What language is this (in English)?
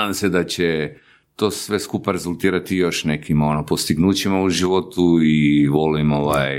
Croatian